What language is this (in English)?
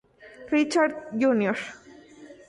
Spanish